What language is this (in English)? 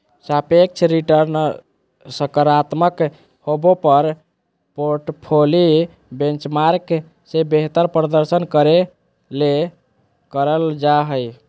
Magahi